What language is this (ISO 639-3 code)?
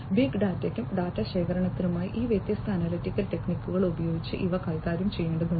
mal